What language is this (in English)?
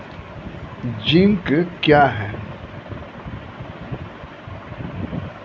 Maithili